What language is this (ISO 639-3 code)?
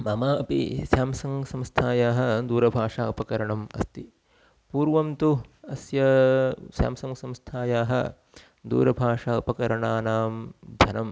san